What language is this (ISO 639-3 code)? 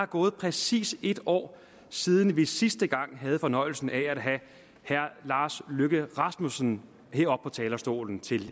dan